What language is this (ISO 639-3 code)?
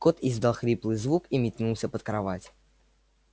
rus